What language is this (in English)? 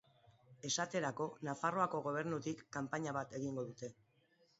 Basque